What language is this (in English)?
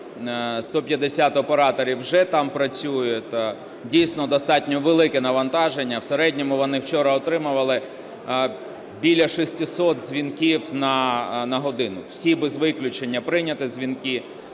Ukrainian